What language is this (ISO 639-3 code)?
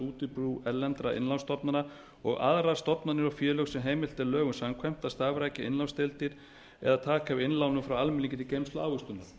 isl